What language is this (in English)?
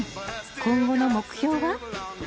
Japanese